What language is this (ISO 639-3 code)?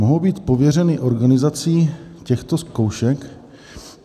ces